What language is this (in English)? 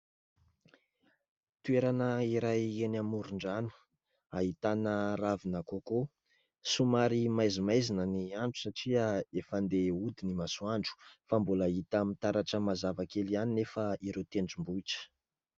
Malagasy